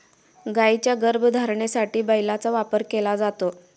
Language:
Marathi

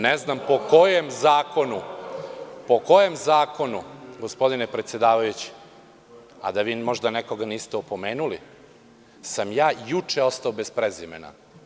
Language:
Serbian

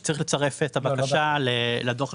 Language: Hebrew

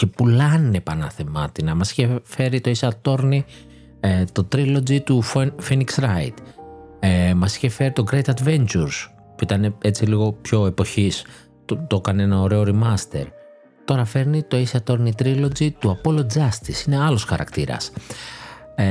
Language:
Greek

